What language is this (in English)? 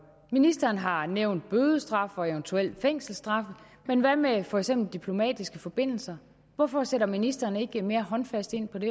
Danish